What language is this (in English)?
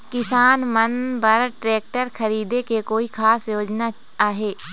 Chhattisgarhi